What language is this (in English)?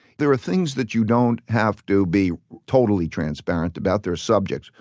English